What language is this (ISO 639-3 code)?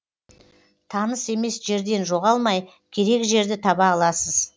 kaz